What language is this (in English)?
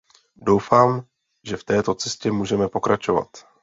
Czech